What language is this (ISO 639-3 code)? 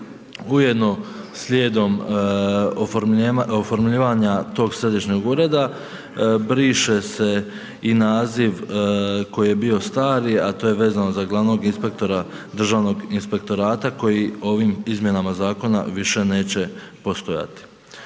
hrv